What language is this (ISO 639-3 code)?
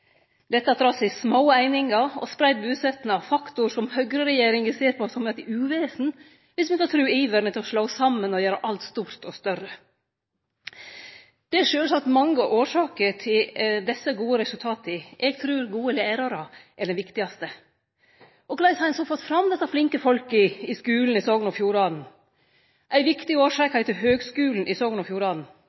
nno